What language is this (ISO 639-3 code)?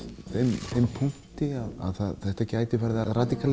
isl